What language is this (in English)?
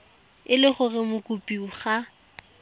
Tswana